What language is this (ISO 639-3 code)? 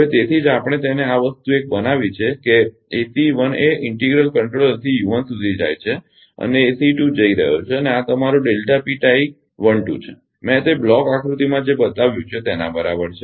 guj